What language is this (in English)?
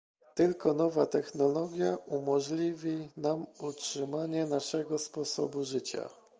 Polish